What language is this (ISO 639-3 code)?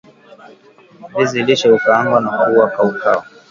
swa